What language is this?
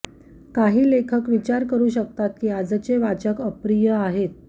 Marathi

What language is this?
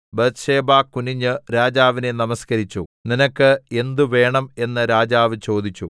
Malayalam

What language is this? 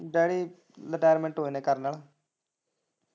Punjabi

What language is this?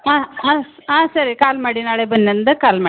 Kannada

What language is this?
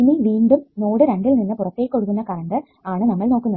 Malayalam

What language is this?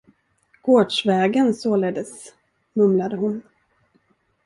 Swedish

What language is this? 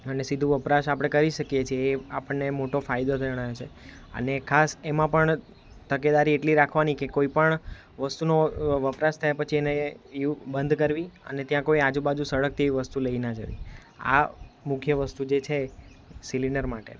Gujarati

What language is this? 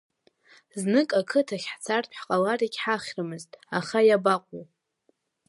Abkhazian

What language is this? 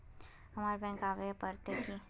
Magahi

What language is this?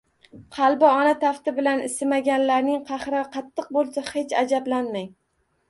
Uzbek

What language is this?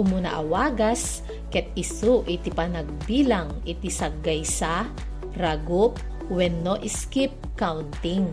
Filipino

